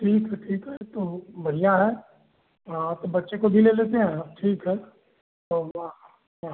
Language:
Hindi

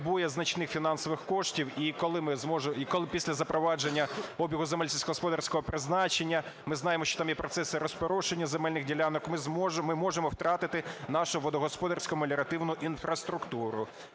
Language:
Ukrainian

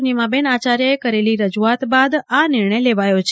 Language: Gujarati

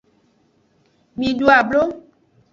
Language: Aja (Benin)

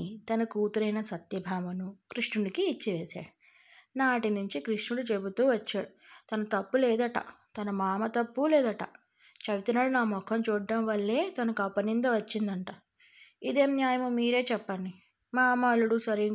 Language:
Telugu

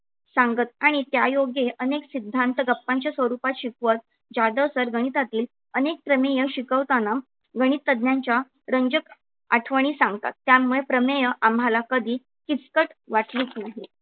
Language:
Marathi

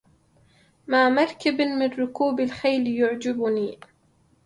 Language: Arabic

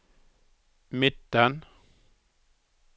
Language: Norwegian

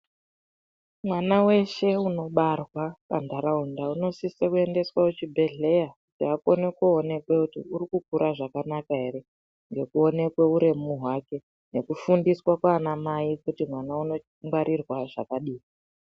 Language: Ndau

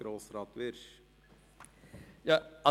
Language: Swiss German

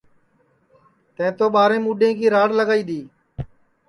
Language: Sansi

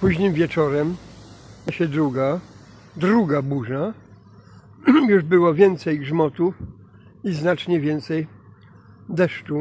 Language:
Polish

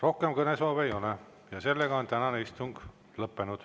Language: Estonian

